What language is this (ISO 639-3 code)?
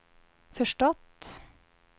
swe